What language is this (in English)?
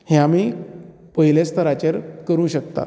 Konkani